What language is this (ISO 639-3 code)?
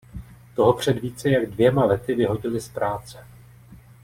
ces